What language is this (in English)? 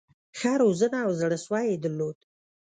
Pashto